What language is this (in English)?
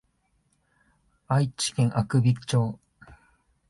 Japanese